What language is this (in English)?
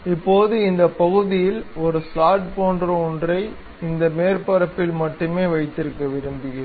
Tamil